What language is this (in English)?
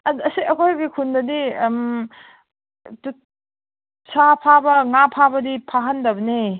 Manipuri